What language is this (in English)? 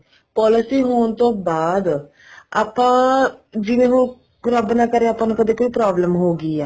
Punjabi